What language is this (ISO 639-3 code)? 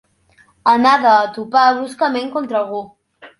cat